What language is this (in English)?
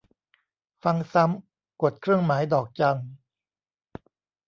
Thai